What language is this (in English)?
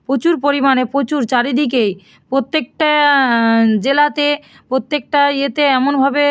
Bangla